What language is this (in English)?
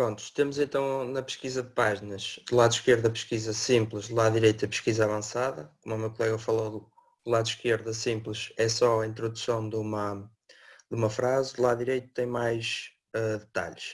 Portuguese